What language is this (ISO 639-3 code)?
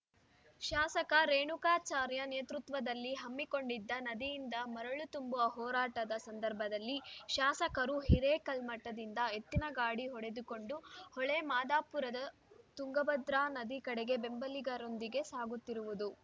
kan